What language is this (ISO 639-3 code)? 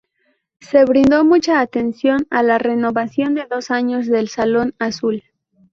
spa